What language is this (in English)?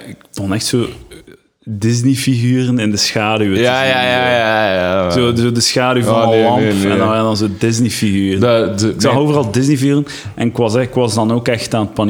Dutch